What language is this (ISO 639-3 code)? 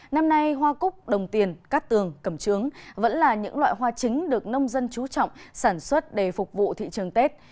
vie